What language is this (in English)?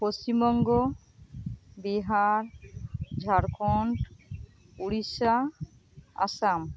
Santali